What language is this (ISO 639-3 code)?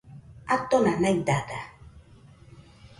hux